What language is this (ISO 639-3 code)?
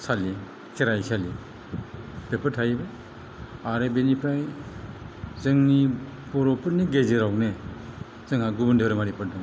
brx